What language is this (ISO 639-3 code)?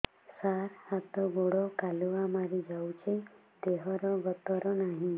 ori